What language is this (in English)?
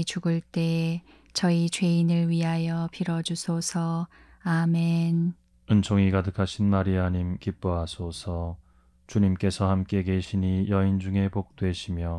Korean